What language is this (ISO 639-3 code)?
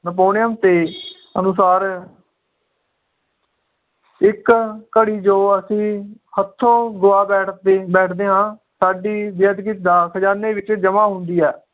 pan